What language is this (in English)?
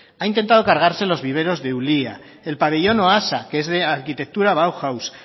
Spanish